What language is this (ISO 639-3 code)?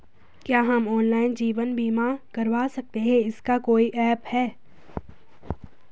hin